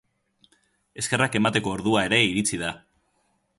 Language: Basque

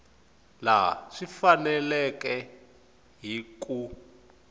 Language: Tsonga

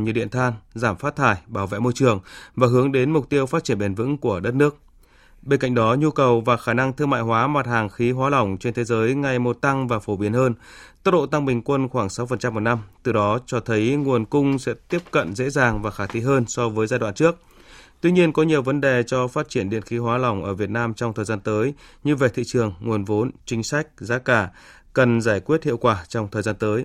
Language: Vietnamese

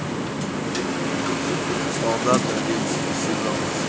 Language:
Russian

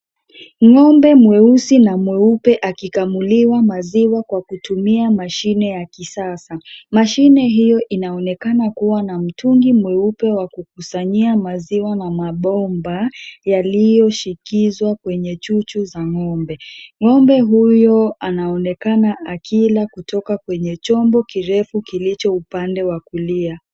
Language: Swahili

